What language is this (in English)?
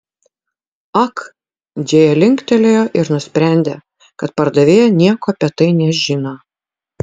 Lithuanian